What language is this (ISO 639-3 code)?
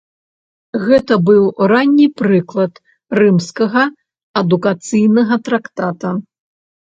bel